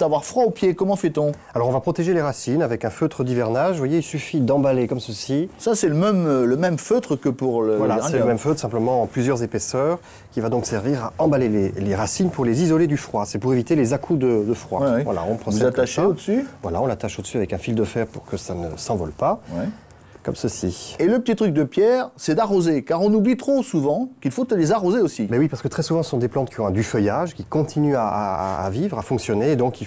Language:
French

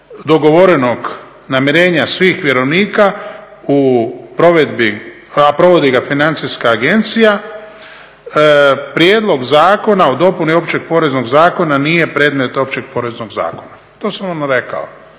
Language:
Croatian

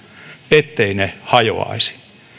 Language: Finnish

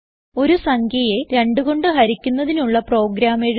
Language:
Malayalam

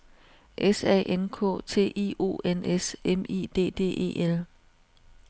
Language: Danish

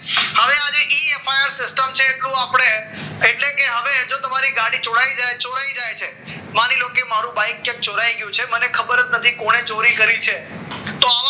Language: Gujarati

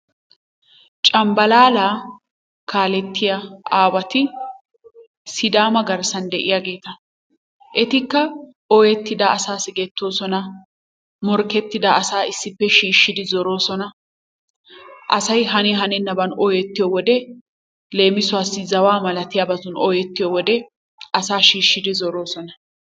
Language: Wolaytta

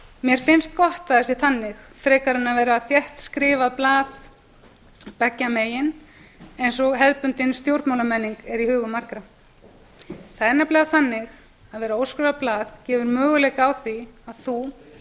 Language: Icelandic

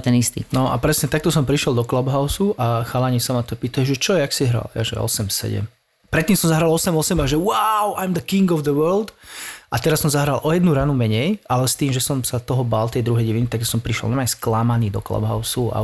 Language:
Slovak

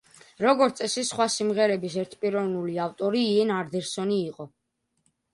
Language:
Georgian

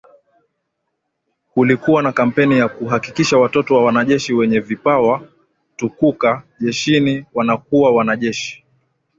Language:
Swahili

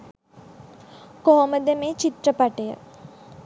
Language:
Sinhala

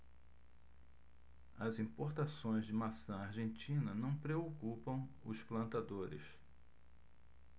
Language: Portuguese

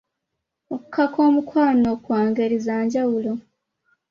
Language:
Ganda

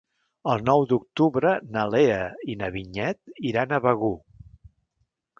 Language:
Catalan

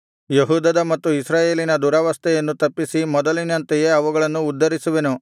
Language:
Kannada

